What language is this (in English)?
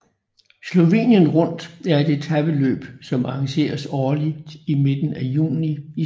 Danish